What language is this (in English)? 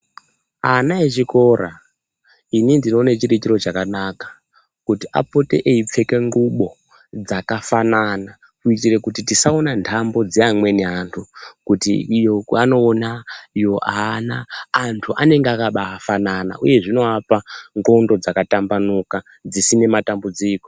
Ndau